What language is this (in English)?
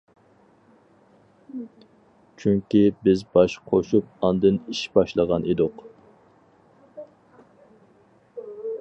Uyghur